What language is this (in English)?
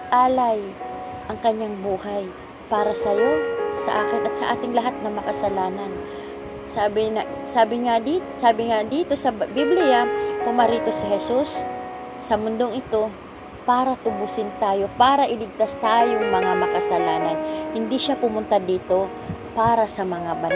Filipino